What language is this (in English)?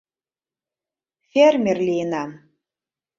Mari